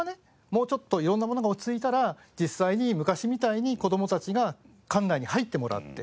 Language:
Japanese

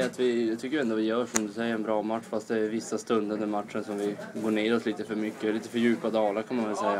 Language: Swedish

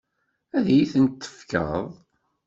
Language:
Kabyle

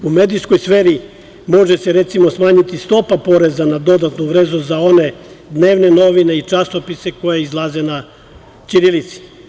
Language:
Serbian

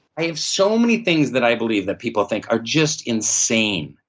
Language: English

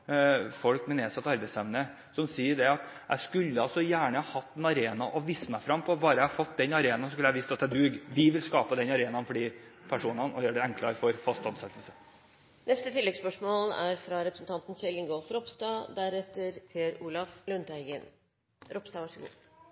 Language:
Norwegian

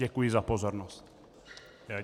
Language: Czech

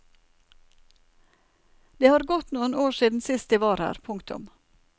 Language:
Norwegian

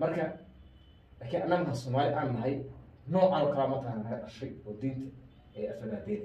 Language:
Arabic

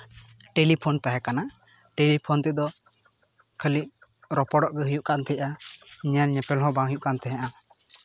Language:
Santali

